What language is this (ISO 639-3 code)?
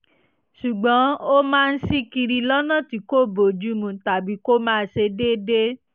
yor